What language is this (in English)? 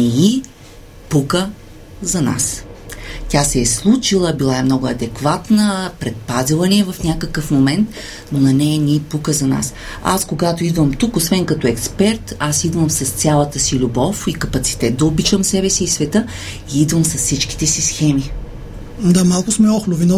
Bulgarian